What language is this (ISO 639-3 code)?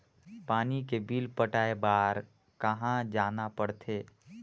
hne